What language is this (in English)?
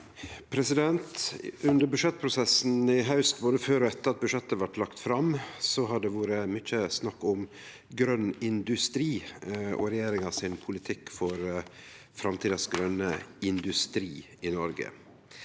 Norwegian